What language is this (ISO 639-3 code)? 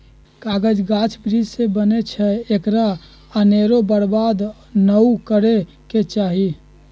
mag